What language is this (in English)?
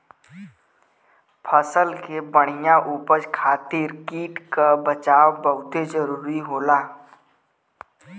Bhojpuri